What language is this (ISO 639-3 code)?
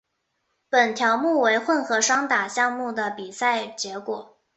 zho